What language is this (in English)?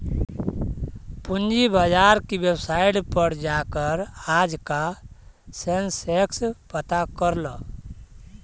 Magahi